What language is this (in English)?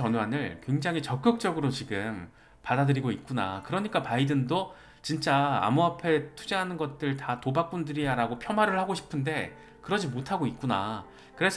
Korean